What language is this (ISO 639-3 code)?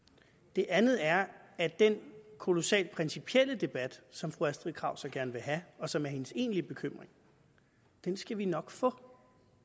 dan